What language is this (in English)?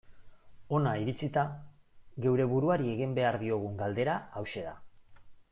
Basque